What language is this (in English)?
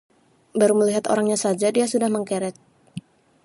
Indonesian